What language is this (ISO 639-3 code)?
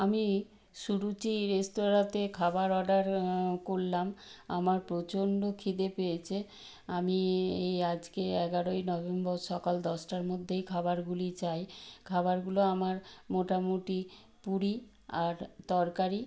ben